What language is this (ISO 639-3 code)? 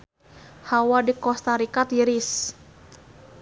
sun